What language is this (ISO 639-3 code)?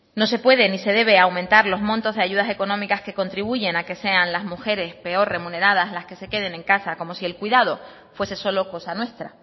spa